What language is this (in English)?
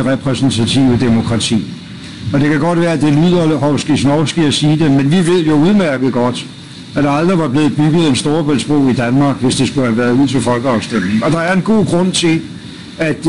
Danish